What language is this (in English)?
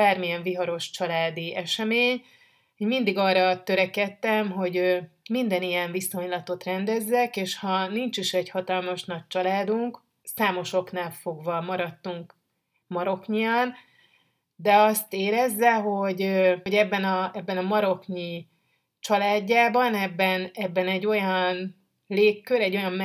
Hungarian